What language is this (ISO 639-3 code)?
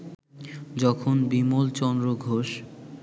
ben